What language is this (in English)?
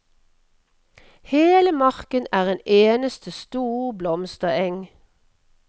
Norwegian